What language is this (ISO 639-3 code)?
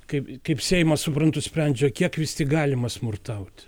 lit